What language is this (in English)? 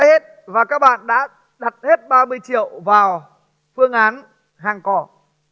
Vietnamese